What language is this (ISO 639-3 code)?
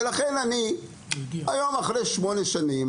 heb